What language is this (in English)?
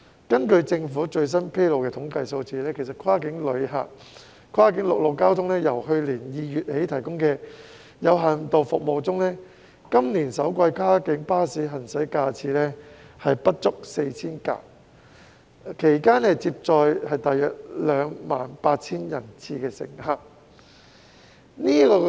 Cantonese